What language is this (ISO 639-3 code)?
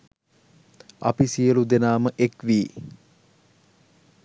sin